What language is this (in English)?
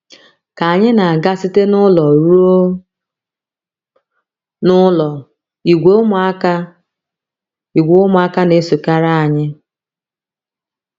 Igbo